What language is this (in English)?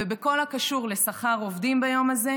Hebrew